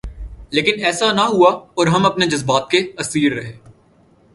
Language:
Urdu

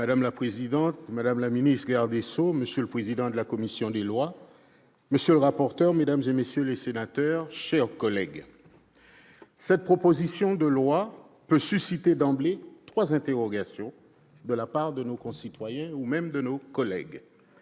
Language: French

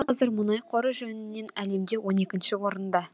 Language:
Kazakh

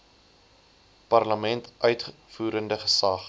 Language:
Afrikaans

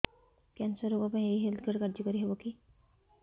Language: Odia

